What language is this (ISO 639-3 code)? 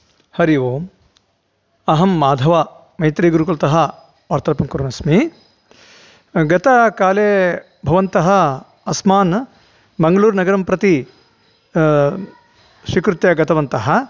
san